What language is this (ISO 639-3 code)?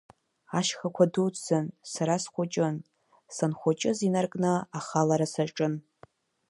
abk